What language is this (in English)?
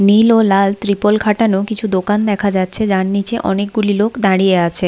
Bangla